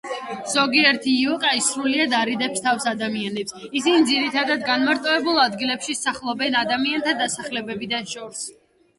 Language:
Georgian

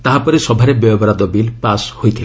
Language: Odia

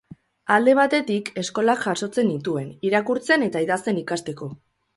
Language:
Basque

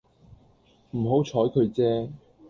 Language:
Cantonese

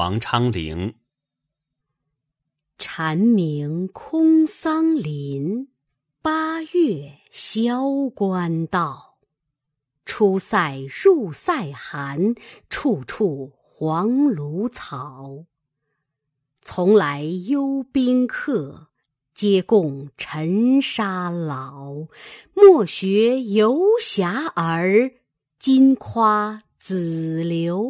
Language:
Chinese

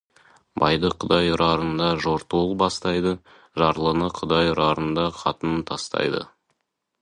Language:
Kazakh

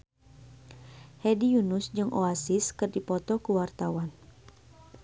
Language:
Sundanese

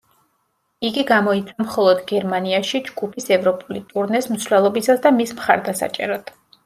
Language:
Georgian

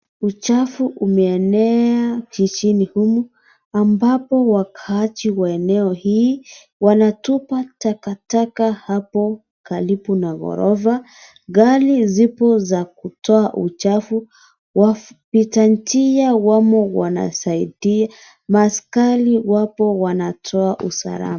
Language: Swahili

